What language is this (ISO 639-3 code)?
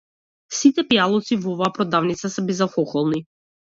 mkd